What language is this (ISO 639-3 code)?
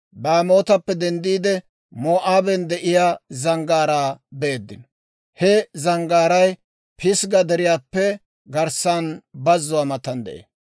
dwr